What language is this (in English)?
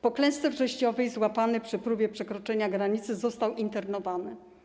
Polish